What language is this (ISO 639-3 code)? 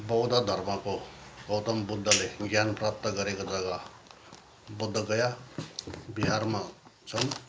nep